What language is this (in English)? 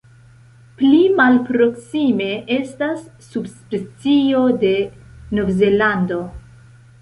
Esperanto